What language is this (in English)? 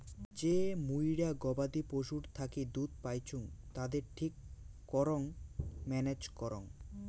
Bangla